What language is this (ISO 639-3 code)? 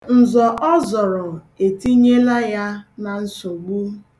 ibo